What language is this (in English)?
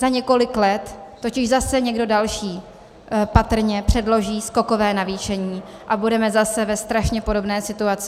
Czech